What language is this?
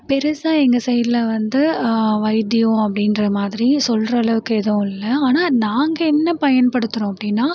Tamil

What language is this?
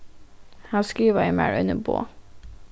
Faroese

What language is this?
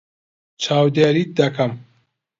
Central Kurdish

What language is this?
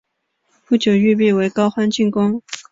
Chinese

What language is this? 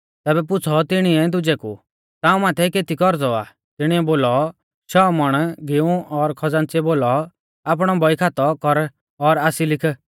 Mahasu Pahari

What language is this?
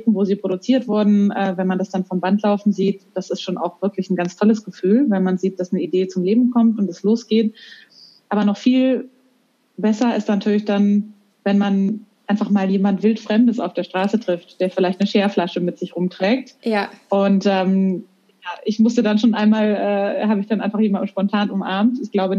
German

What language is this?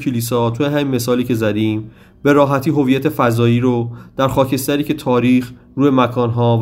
Persian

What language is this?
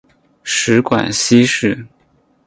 Chinese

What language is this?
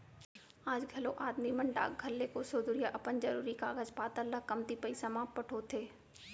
Chhattisgarhi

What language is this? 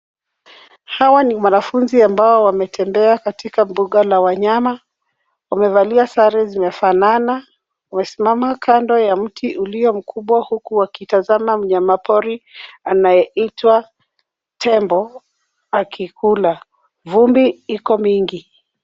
Swahili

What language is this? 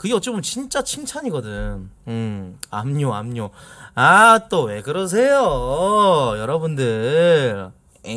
Korean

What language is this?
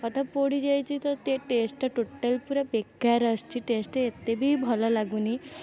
Odia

